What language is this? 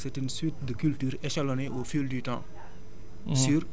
Wolof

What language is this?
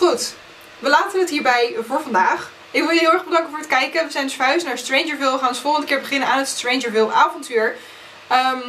Dutch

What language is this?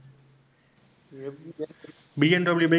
Tamil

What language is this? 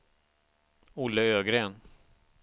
Swedish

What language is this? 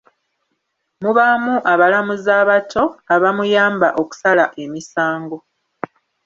Ganda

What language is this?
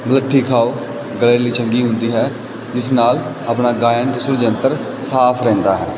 Punjabi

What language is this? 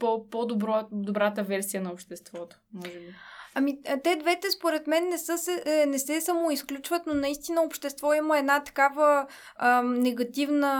Bulgarian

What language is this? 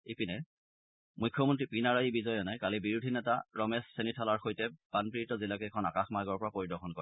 Assamese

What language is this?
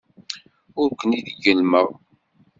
Kabyle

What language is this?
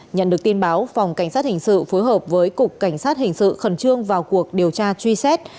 Vietnamese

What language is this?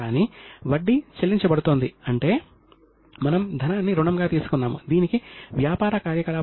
Telugu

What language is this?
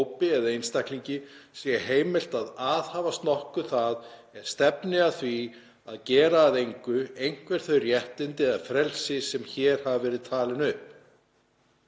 Icelandic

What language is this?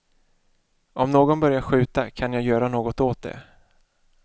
Swedish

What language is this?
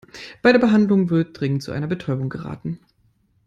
German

